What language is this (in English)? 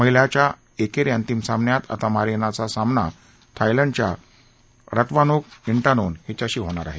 Marathi